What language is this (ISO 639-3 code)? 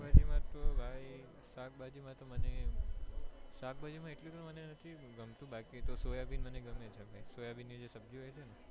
guj